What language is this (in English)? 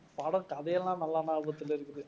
Tamil